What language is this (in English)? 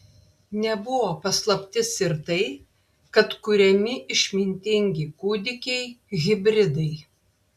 Lithuanian